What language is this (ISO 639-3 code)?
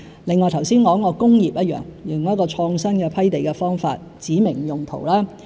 yue